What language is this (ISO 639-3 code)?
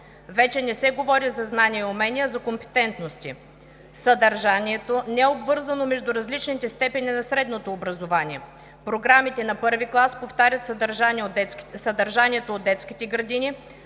bul